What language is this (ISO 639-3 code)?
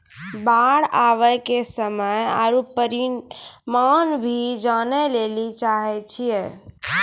mai